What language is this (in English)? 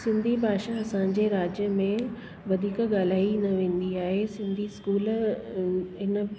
Sindhi